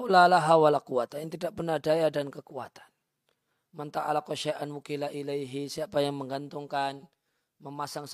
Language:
Indonesian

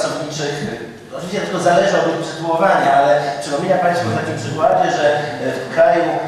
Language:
Polish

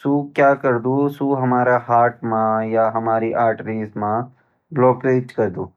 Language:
Garhwali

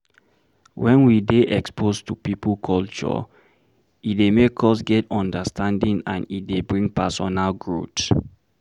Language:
Nigerian Pidgin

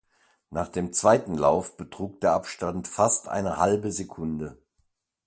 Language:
German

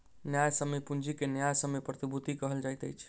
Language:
Maithili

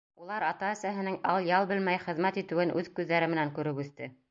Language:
Bashkir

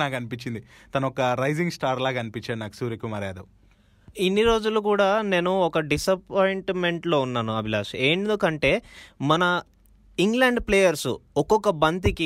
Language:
Telugu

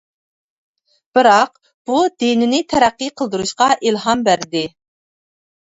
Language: Uyghur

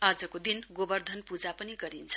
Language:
Nepali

